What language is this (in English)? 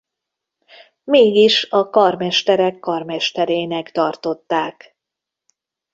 Hungarian